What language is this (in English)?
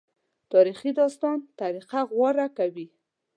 Pashto